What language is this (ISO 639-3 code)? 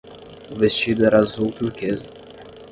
por